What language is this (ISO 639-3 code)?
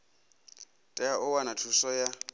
ven